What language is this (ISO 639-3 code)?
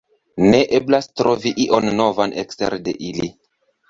epo